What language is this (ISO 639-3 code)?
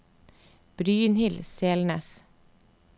nor